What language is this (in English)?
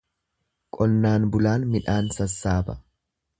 Oromo